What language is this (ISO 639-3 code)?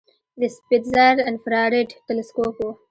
pus